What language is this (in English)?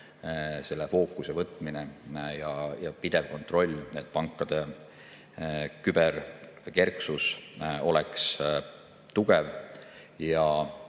Estonian